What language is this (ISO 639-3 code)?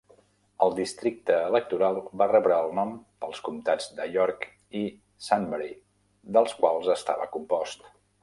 cat